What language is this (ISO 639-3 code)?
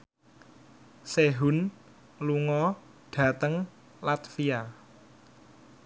jav